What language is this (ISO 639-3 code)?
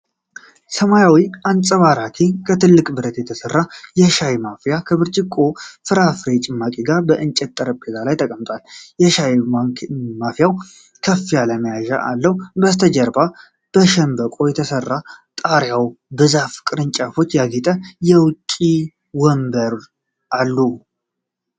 amh